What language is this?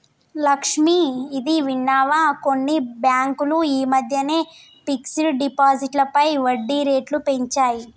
Telugu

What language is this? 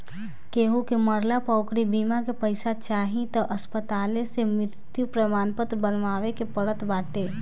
Bhojpuri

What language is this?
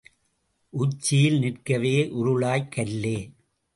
Tamil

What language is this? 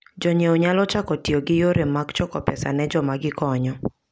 Luo (Kenya and Tanzania)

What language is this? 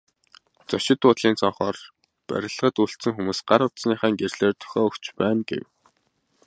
Mongolian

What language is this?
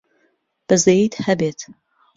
Central Kurdish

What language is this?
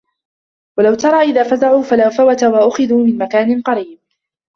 Arabic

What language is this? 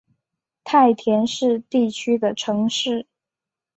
Chinese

